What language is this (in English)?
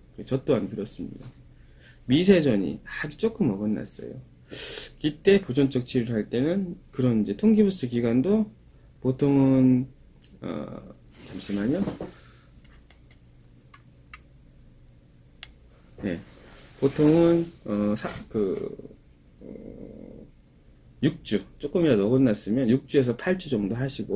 Korean